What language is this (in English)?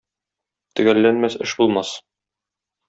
Tatar